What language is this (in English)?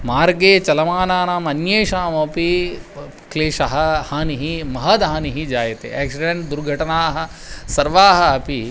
Sanskrit